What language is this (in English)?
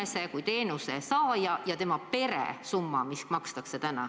Estonian